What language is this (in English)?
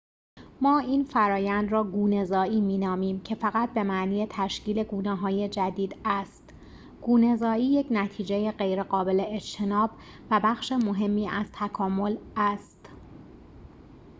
Persian